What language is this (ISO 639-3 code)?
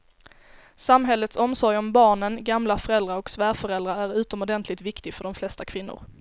swe